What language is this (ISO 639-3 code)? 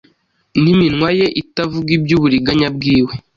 kin